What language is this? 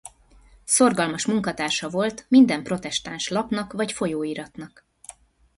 Hungarian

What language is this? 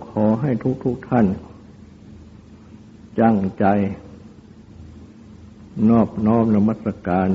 Thai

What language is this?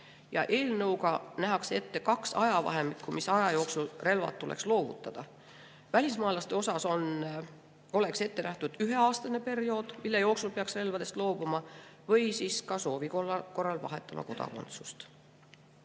Estonian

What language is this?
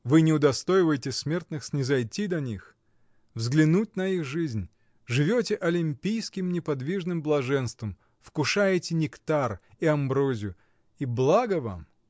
Russian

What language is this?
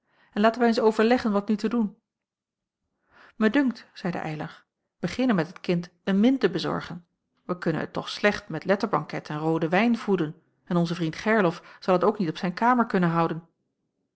Dutch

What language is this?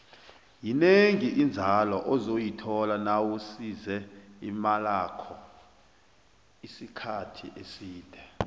South Ndebele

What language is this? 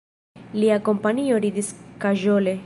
Esperanto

